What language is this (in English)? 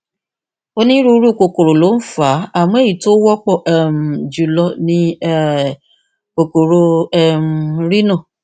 Yoruba